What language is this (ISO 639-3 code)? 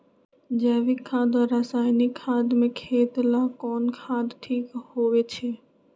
mag